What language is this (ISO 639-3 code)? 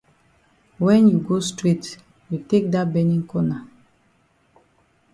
wes